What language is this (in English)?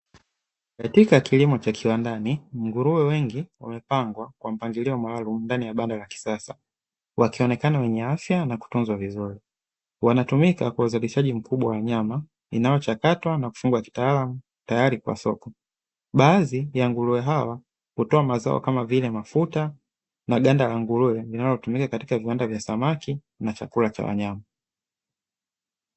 Swahili